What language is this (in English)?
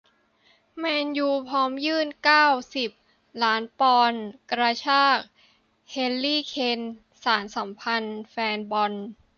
Thai